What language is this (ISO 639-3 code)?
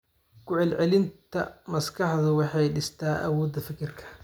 som